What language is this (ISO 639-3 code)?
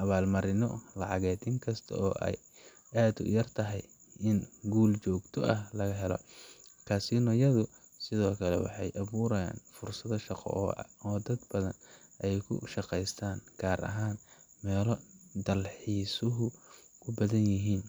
som